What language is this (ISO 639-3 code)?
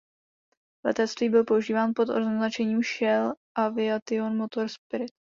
ces